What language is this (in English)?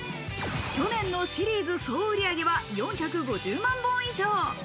Japanese